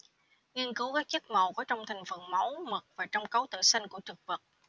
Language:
Vietnamese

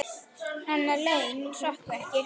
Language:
Icelandic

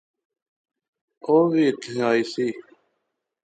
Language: Pahari-Potwari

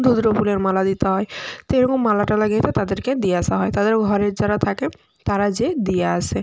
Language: Bangla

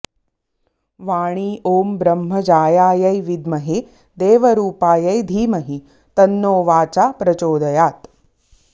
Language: Sanskrit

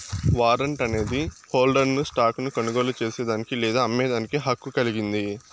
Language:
Telugu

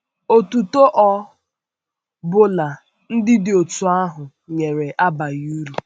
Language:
Igbo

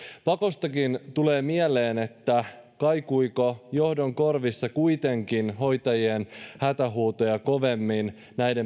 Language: Finnish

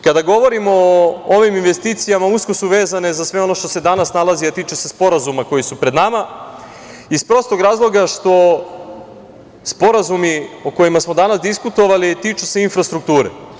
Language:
Serbian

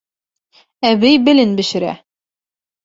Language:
Bashkir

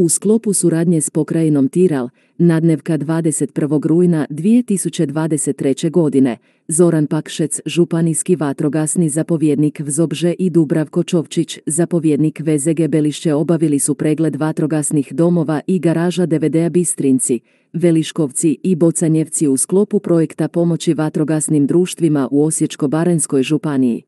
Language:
Croatian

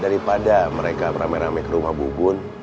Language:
Indonesian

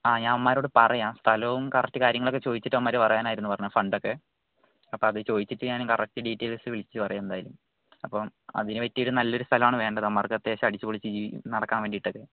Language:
Malayalam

